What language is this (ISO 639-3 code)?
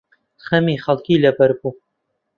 ckb